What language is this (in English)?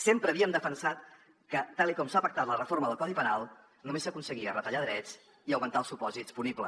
Catalan